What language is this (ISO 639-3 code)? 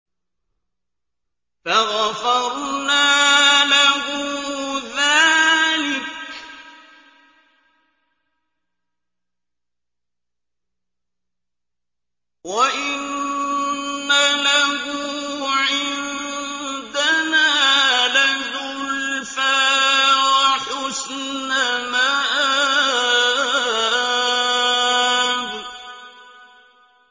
ara